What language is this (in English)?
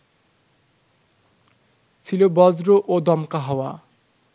Bangla